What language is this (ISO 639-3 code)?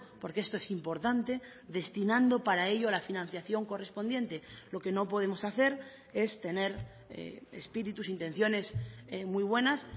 spa